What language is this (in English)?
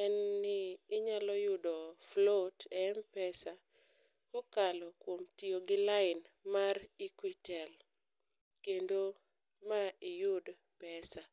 Luo (Kenya and Tanzania)